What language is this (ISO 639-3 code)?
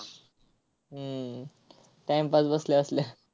mar